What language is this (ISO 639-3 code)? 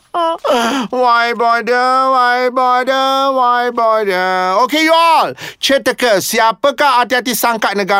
msa